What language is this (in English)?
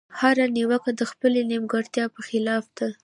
Pashto